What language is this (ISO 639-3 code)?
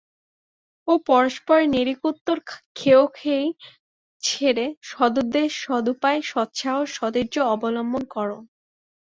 ben